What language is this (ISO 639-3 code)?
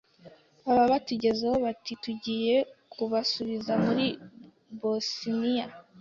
kin